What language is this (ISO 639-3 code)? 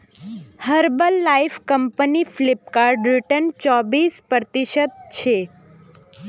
mag